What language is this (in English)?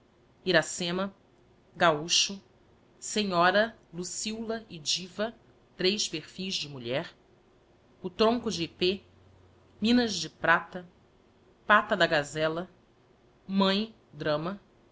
Portuguese